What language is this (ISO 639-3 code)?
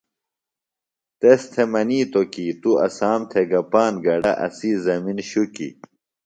phl